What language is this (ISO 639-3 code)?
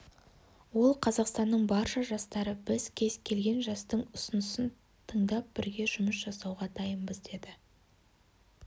kaz